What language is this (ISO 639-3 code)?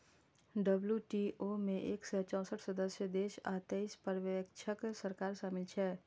mai